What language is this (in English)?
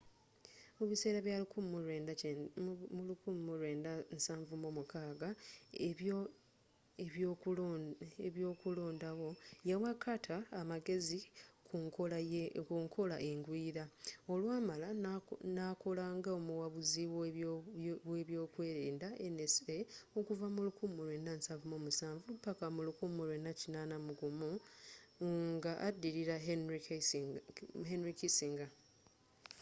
Ganda